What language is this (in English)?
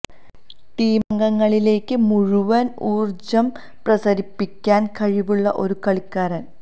Malayalam